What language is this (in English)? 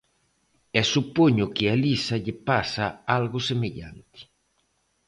Galician